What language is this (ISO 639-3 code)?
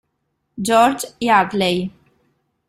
ita